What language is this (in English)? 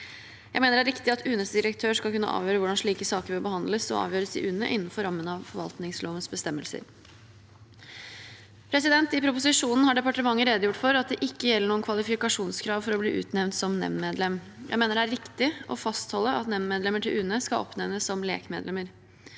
Norwegian